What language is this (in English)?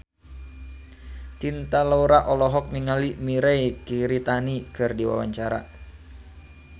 Sundanese